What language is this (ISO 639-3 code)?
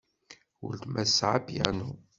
kab